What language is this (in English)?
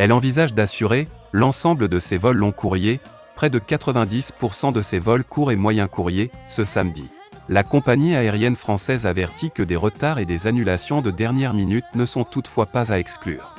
French